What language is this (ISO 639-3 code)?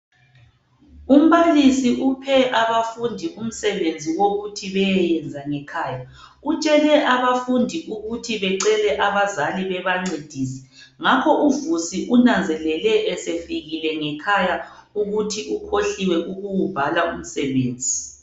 nde